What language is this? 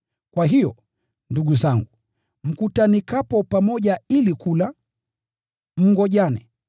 Swahili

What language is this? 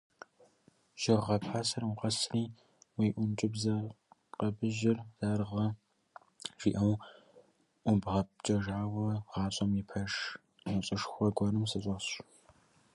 Kabardian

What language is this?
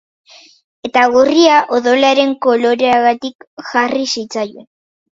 Basque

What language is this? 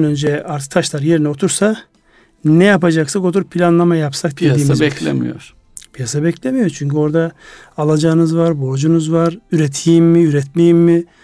Turkish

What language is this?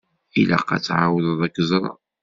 Kabyle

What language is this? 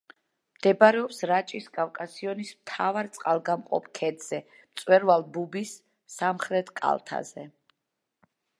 Georgian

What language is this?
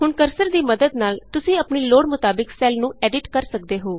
Punjabi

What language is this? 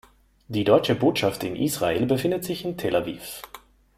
German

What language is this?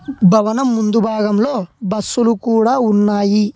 Telugu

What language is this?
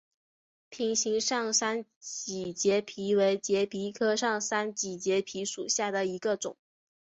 Chinese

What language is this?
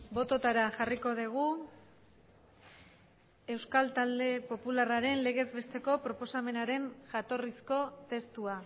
Basque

